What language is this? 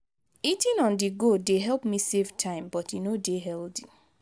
Nigerian Pidgin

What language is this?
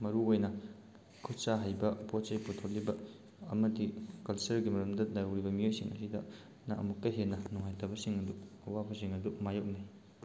Manipuri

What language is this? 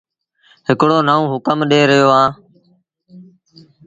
Sindhi Bhil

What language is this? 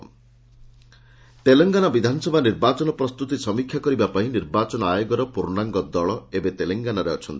Odia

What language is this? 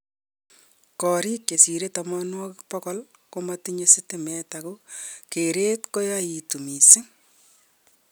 Kalenjin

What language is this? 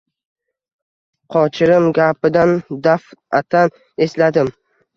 Uzbek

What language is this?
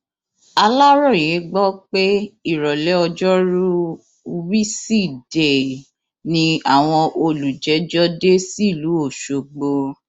Yoruba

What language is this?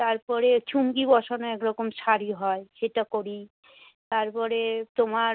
Bangla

